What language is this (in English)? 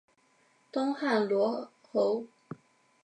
Chinese